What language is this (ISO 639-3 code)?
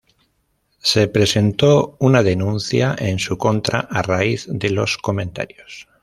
spa